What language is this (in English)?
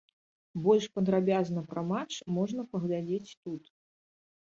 Belarusian